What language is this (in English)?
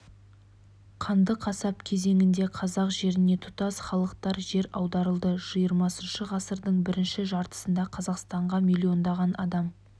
Kazakh